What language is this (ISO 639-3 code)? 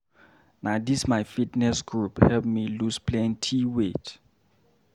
pcm